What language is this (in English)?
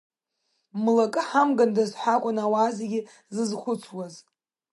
Abkhazian